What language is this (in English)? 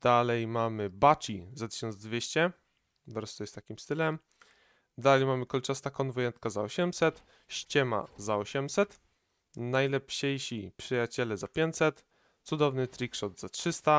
Polish